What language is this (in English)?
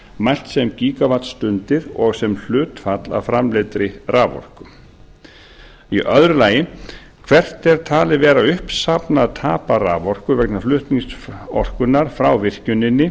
Icelandic